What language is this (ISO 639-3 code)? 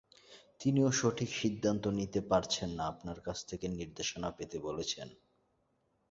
ben